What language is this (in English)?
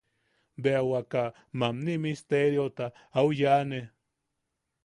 Yaqui